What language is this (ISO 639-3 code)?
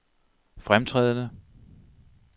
dan